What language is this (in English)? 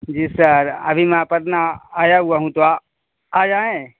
Urdu